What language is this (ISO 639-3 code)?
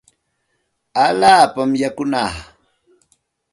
qxt